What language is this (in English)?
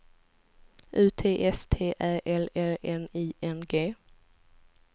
Swedish